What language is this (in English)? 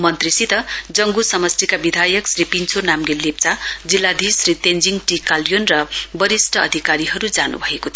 Nepali